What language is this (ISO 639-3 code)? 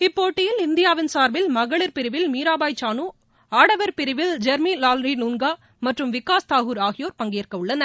tam